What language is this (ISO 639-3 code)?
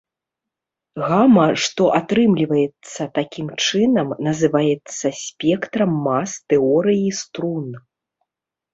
bel